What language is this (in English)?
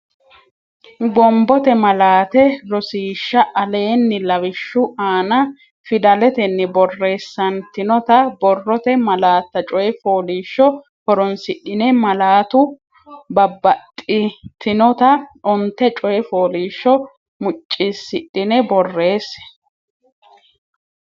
Sidamo